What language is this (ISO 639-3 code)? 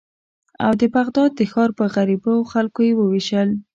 pus